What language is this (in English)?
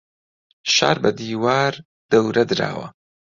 Central Kurdish